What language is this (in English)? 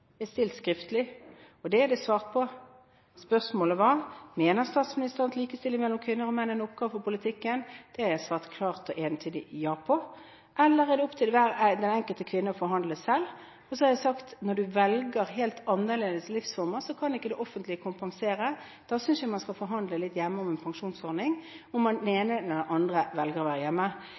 Norwegian Bokmål